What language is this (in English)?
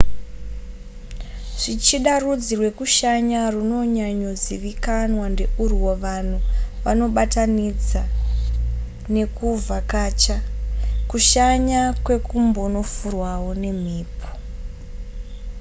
Shona